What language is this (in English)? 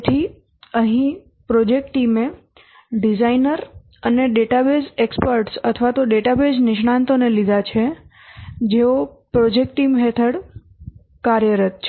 Gujarati